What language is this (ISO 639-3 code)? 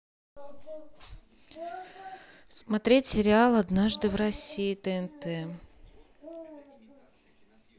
rus